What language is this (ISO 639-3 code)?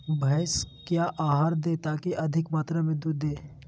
mag